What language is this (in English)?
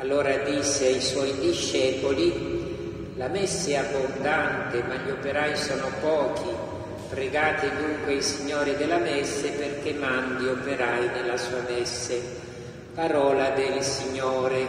Italian